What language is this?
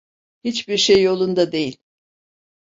Turkish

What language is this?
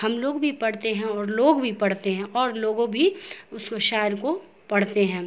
Urdu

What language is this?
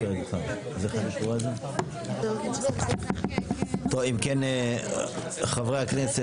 Hebrew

